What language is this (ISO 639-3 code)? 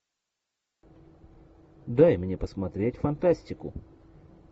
rus